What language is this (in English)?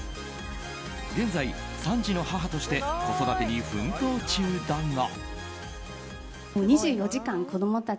Japanese